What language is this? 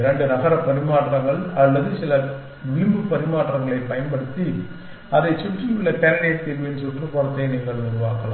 Tamil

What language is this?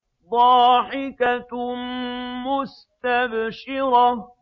Arabic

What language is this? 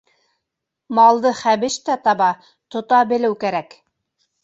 Bashkir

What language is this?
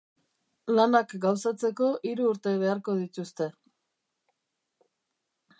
Basque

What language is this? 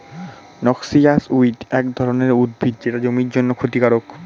Bangla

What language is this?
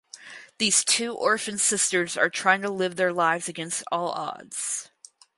English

